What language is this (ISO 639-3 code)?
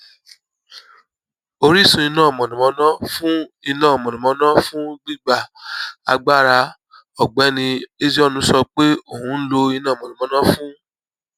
yor